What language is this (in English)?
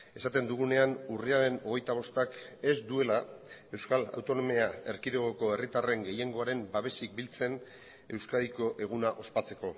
Basque